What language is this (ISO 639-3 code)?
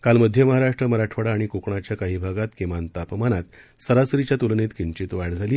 mar